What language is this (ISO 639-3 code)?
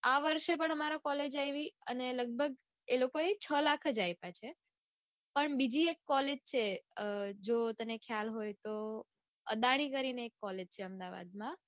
guj